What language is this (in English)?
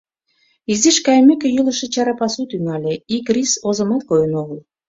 Mari